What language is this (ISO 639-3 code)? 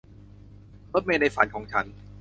tha